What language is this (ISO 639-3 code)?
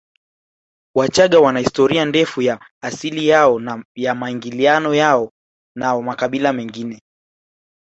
swa